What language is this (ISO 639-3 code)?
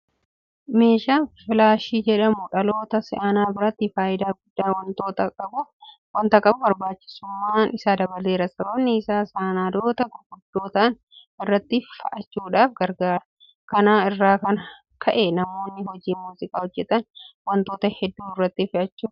orm